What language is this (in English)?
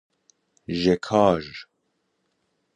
Persian